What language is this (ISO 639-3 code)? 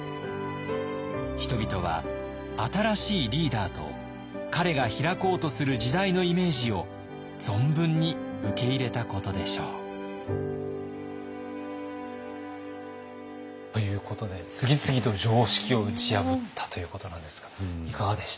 jpn